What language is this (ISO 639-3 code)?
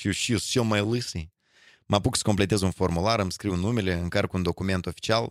ron